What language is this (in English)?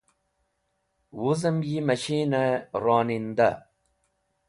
Wakhi